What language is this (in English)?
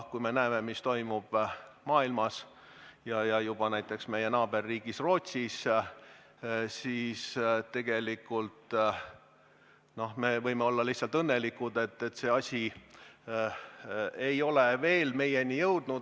Estonian